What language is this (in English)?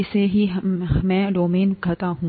Hindi